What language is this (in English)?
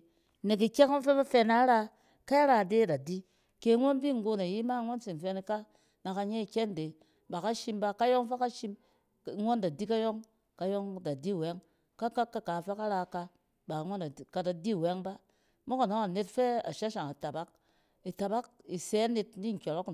Cen